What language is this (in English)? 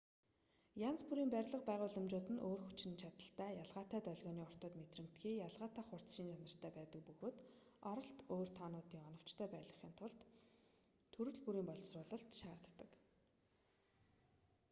Mongolian